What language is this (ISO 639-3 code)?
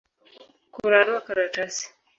swa